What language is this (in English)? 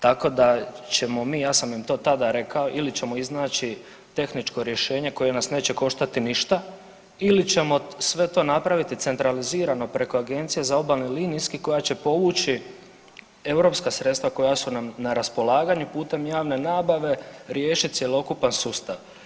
Croatian